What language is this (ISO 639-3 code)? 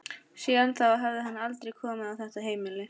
isl